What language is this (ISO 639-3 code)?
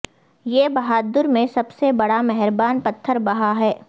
urd